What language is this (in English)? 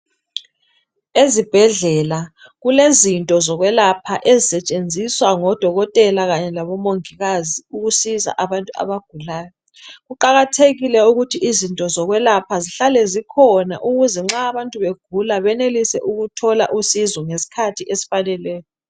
North Ndebele